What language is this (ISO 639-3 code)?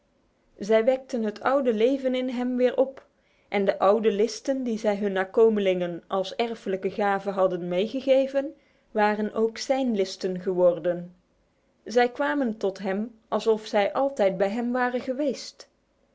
nld